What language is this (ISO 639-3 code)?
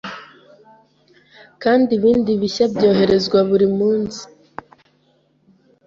kin